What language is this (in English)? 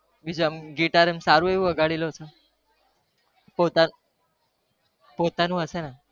Gujarati